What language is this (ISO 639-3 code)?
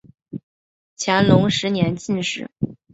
zho